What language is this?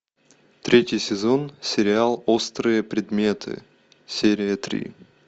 Russian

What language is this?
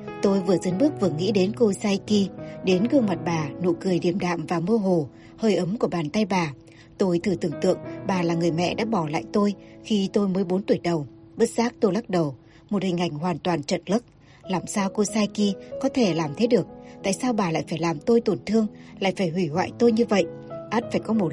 Vietnamese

